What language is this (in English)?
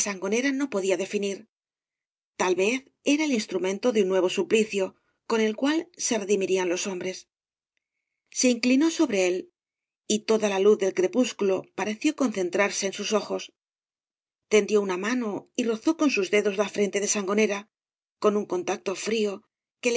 Spanish